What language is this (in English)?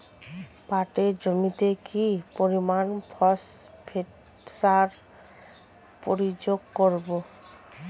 Bangla